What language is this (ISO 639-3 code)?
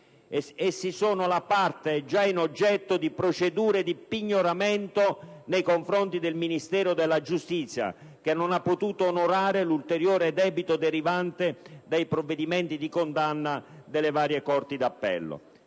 ita